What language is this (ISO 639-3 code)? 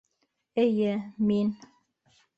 bak